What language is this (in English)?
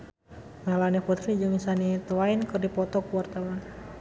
Sundanese